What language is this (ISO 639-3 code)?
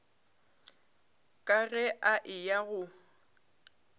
nso